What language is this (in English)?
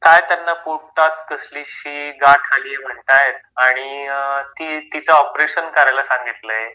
Marathi